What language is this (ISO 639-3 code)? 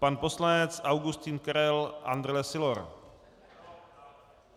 ces